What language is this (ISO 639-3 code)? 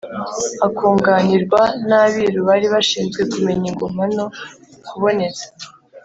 kin